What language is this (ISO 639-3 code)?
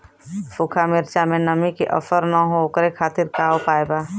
bho